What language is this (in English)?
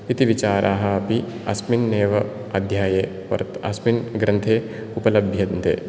Sanskrit